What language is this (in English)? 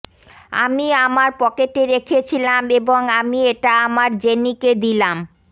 Bangla